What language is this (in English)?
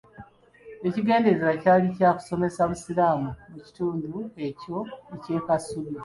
Ganda